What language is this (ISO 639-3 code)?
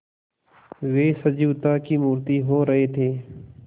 hin